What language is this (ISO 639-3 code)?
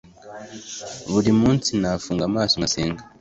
kin